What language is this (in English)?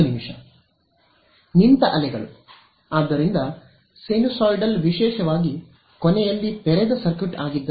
Kannada